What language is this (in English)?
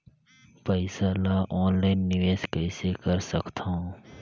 Chhattisgarhi